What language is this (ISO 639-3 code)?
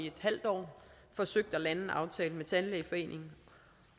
dan